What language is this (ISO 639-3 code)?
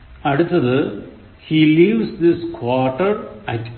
mal